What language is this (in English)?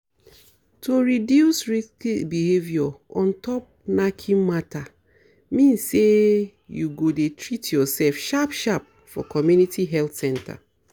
Nigerian Pidgin